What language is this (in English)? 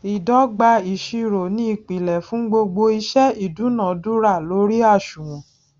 Yoruba